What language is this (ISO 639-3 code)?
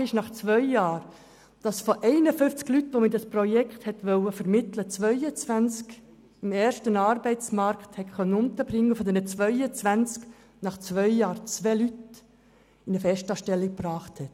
gsw